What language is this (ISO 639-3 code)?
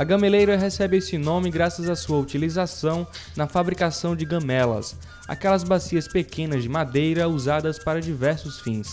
por